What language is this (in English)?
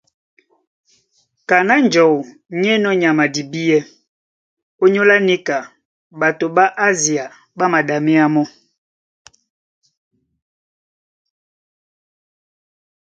Duala